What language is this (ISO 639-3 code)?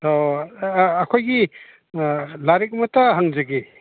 mni